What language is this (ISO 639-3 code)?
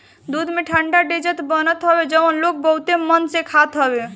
bho